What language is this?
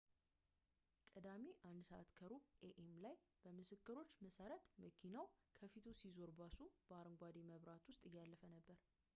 Amharic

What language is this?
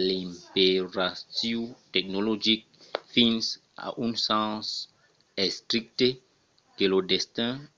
Occitan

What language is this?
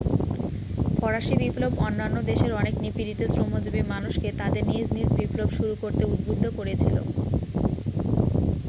Bangla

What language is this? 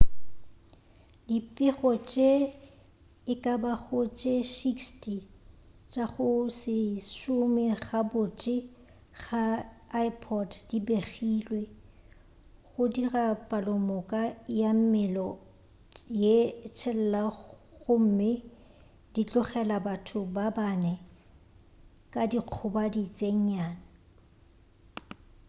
Northern Sotho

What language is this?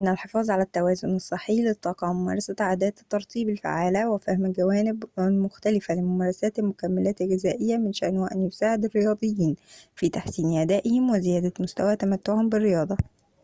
Arabic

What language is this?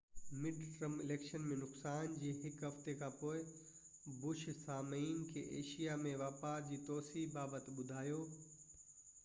Sindhi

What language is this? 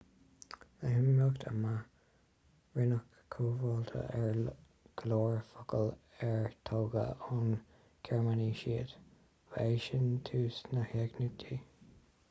Irish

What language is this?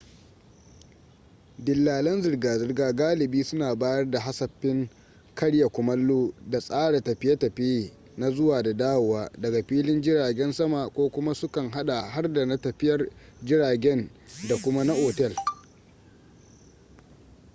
Hausa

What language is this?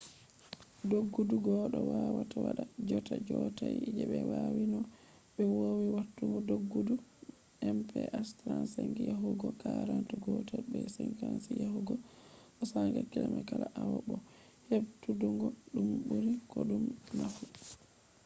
Fula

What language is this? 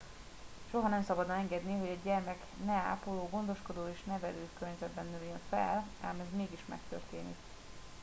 Hungarian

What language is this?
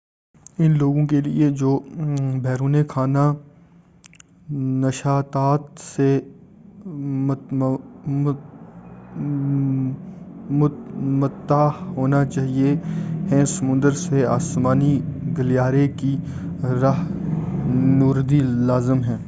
Urdu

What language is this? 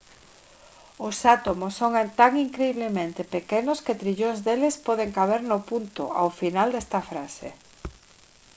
Galician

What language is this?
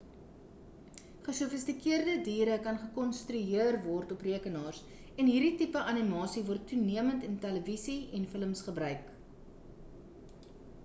Afrikaans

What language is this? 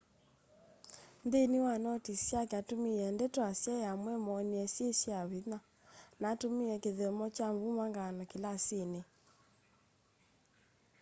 Kamba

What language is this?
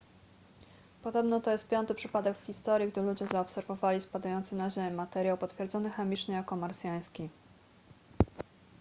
Polish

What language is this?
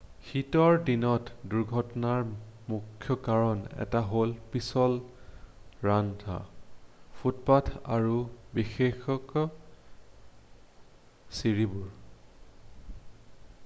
Assamese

